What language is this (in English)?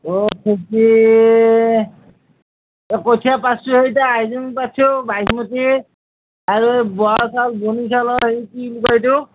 Assamese